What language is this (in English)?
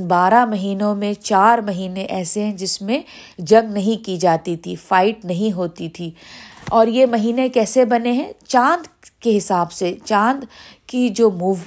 Urdu